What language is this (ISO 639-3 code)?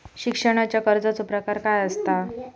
mar